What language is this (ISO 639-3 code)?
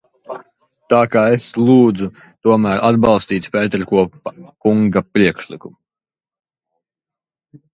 lav